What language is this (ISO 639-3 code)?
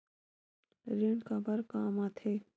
hne